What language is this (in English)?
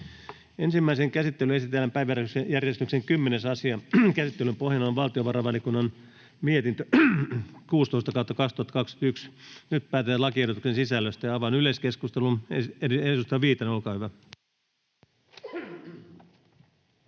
Finnish